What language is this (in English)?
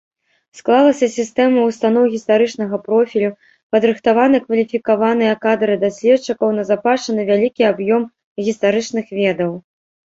Belarusian